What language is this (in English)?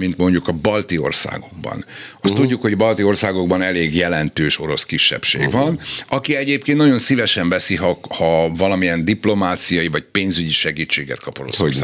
Hungarian